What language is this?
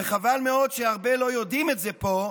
Hebrew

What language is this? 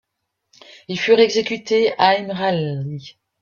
French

